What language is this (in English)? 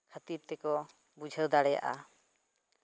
Santali